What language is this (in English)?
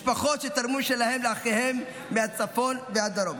Hebrew